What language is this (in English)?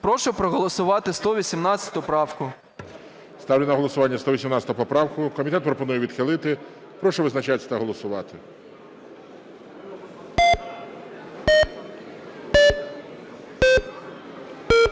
Ukrainian